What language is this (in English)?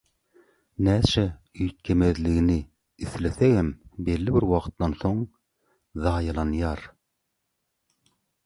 Turkmen